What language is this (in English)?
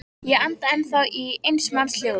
Icelandic